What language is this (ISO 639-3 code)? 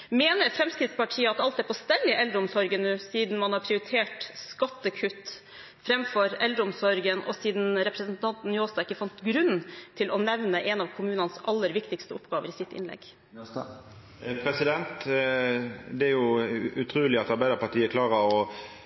nor